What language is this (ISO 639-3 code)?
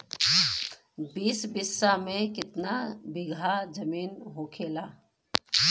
bho